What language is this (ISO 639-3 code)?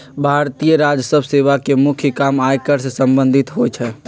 mag